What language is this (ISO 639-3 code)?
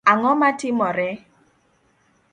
luo